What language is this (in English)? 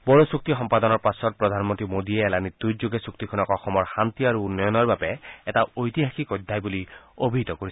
Assamese